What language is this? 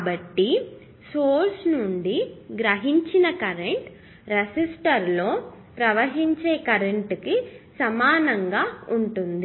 Telugu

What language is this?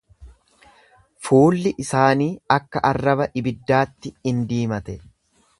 Oromo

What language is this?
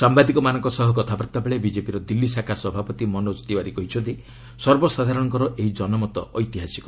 Odia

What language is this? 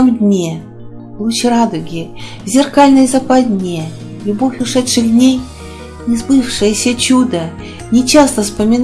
Russian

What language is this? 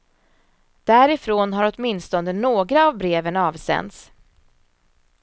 Swedish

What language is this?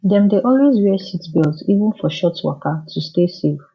Nigerian Pidgin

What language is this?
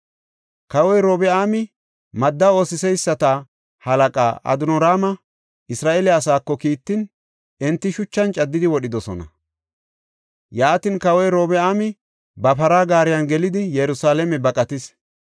Gofa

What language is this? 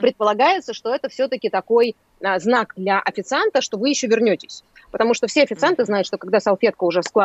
Russian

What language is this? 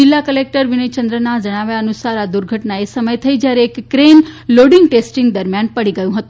Gujarati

